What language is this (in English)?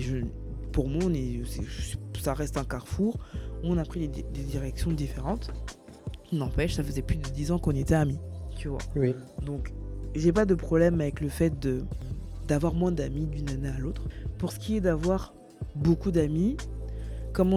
French